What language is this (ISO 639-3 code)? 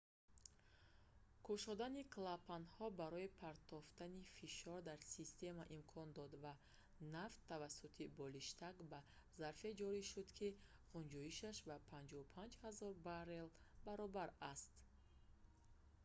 tgk